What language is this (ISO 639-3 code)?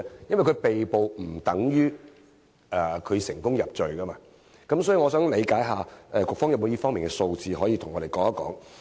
yue